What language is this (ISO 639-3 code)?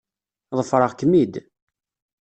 kab